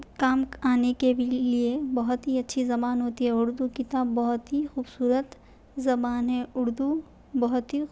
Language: Urdu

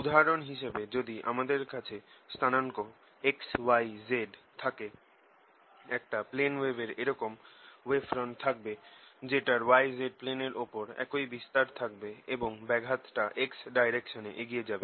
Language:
Bangla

